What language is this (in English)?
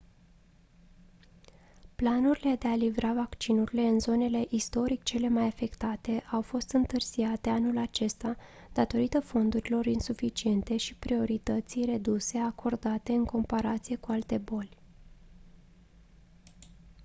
Romanian